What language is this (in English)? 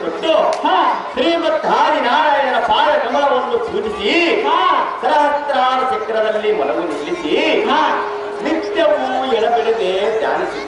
Indonesian